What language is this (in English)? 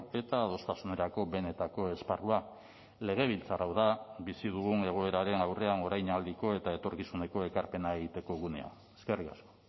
Basque